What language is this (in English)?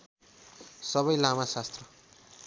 Nepali